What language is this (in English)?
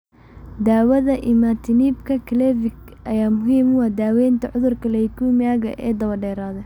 Somali